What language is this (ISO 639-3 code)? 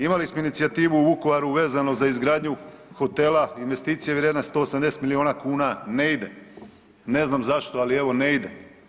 hrv